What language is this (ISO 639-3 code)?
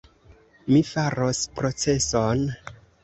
epo